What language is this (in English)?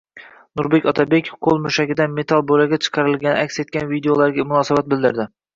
Uzbek